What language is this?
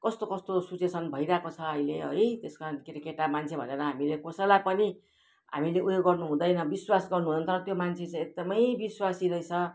Nepali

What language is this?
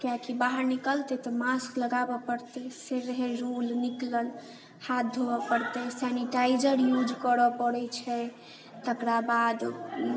Maithili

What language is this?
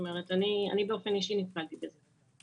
Hebrew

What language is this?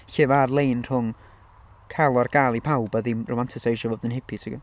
Welsh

